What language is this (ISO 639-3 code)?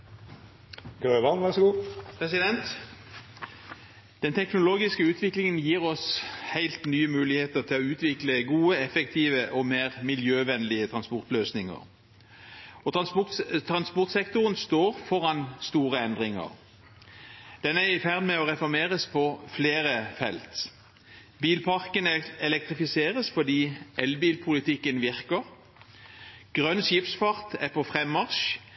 nob